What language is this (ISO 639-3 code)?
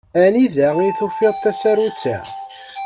kab